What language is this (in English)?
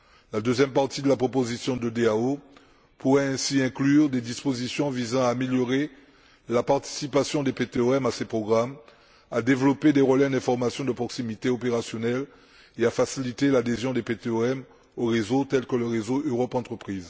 French